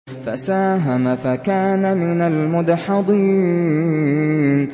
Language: Arabic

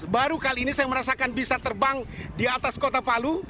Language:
Indonesian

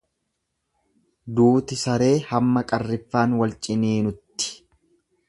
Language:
Oromo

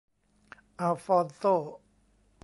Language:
Thai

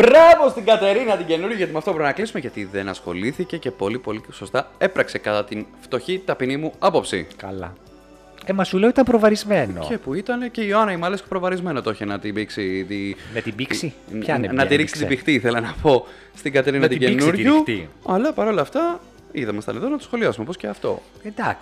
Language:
Greek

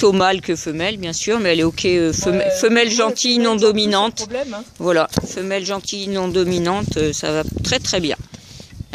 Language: French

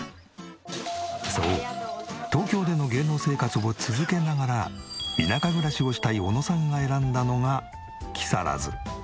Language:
Japanese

